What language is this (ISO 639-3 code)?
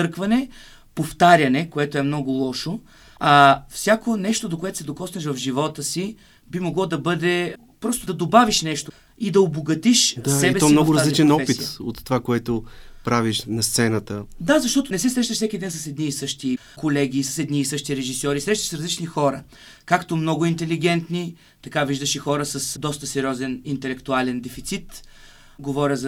bul